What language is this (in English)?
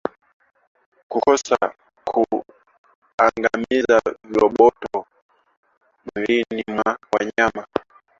Swahili